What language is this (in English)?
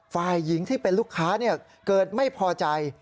Thai